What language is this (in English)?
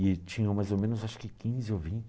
Portuguese